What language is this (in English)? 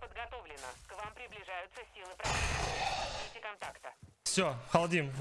Russian